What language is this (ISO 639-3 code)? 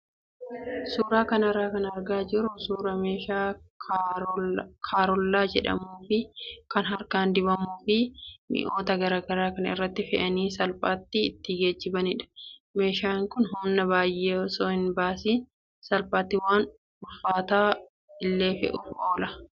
orm